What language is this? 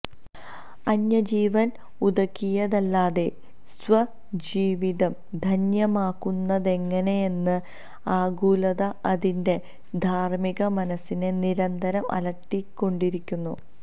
Malayalam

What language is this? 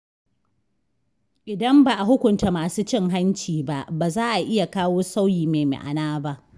Hausa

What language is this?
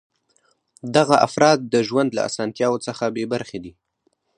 Pashto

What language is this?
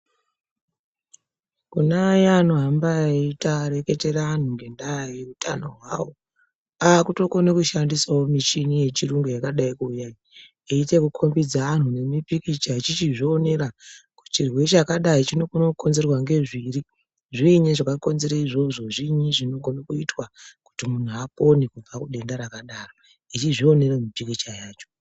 Ndau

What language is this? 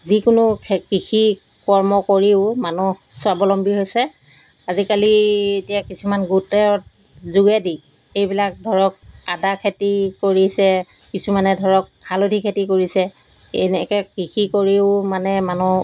Assamese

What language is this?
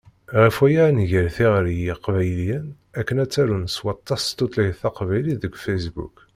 Kabyle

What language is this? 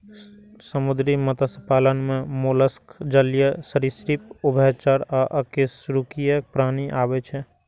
Maithili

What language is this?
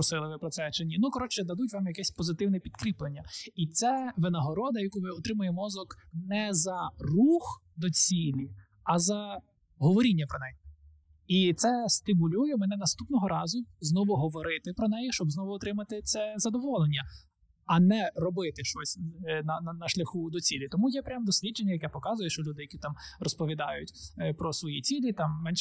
Ukrainian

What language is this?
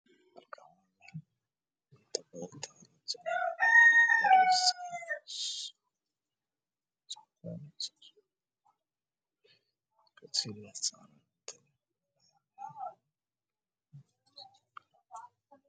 Somali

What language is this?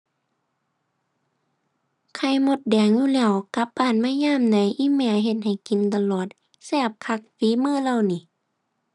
Thai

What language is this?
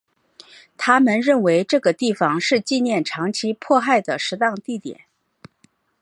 Chinese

